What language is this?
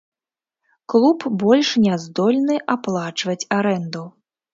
Belarusian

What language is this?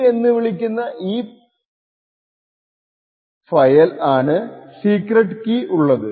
Malayalam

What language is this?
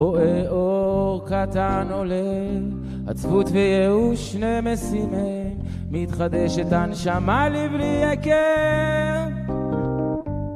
Hebrew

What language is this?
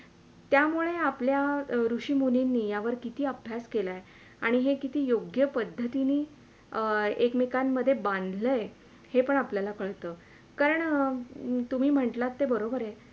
Marathi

